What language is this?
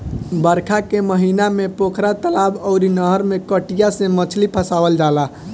Bhojpuri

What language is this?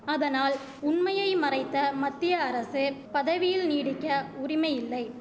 Tamil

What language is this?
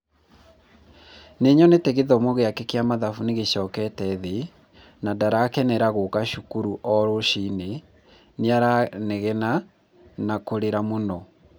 Kikuyu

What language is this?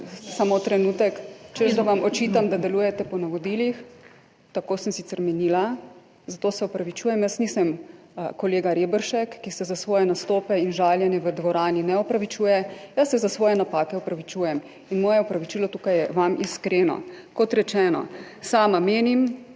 Slovenian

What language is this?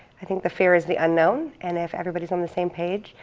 English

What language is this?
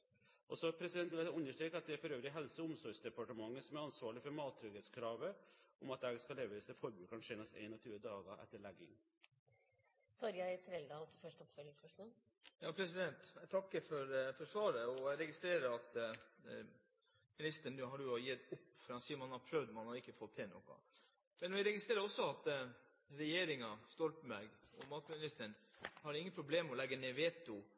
Norwegian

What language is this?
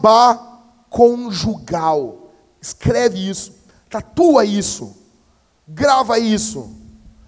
Portuguese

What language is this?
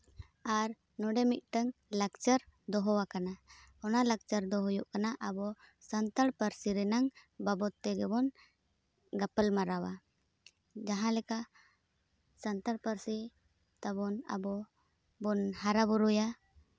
Santali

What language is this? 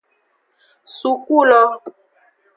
Aja (Benin)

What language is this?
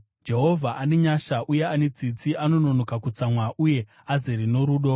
Shona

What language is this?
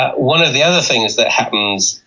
English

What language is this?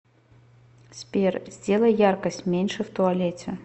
Russian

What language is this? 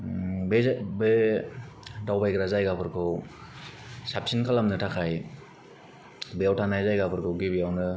Bodo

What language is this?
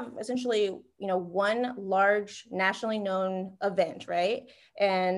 English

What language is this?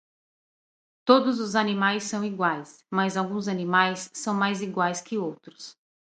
Portuguese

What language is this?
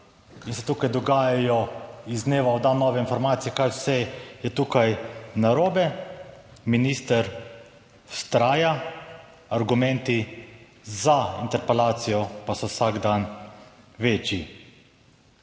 Slovenian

